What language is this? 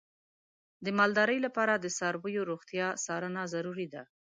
Pashto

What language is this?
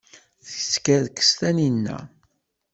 Kabyle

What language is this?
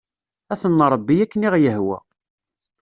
Kabyle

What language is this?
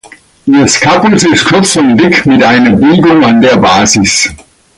German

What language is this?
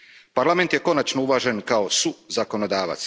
Croatian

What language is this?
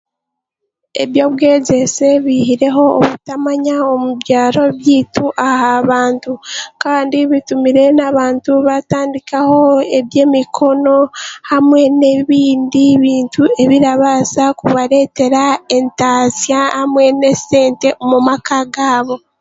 Chiga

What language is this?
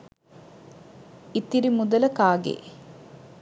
Sinhala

